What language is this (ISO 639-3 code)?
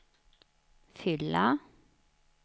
swe